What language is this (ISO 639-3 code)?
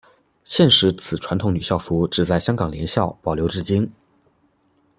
zho